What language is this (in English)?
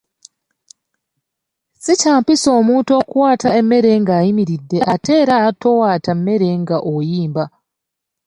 Ganda